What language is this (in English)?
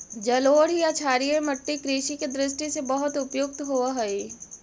Magahi